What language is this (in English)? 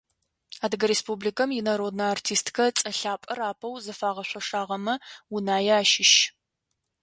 Adyghe